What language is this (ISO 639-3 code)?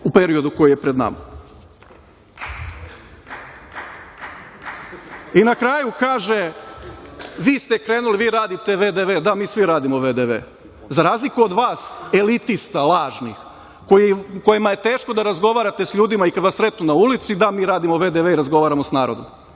srp